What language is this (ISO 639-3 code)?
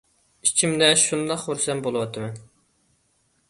uig